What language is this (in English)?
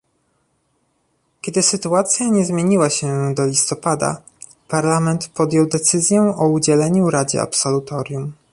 Polish